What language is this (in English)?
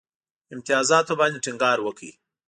Pashto